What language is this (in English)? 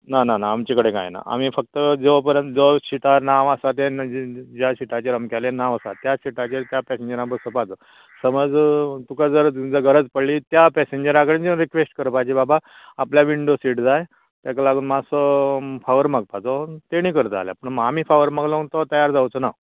Konkani